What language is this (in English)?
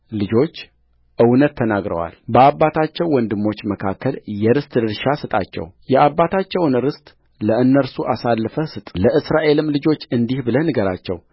Amharic